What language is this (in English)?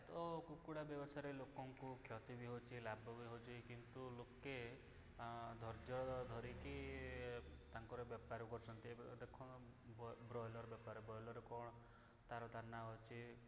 Odia